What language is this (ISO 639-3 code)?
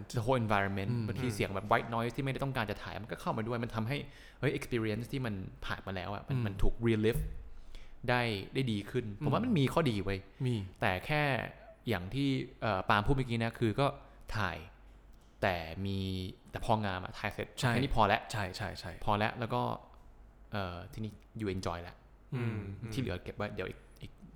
tha